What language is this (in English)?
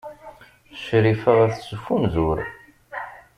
Kabyle